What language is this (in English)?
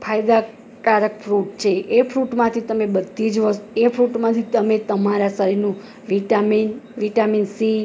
Gujarati